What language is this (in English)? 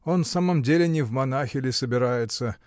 Russian